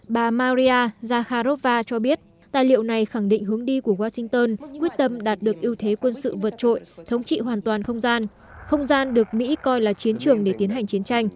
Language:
Vietnamese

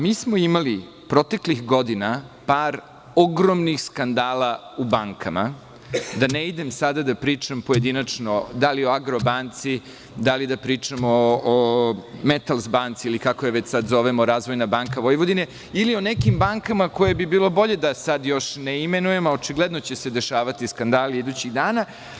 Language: Serbian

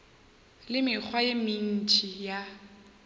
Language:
Northern Sotho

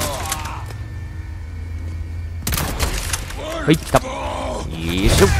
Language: Japanese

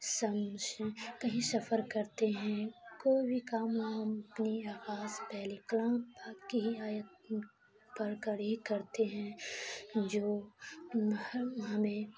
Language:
Urdu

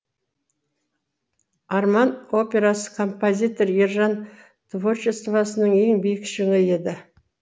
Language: Kazakh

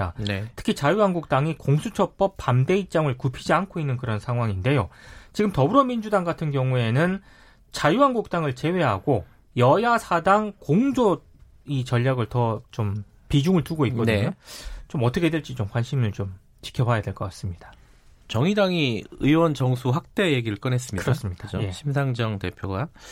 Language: Korean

